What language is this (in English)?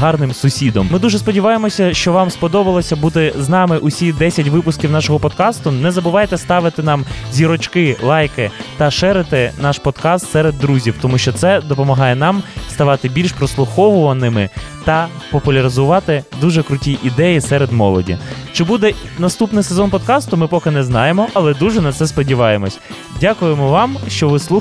Ukrainian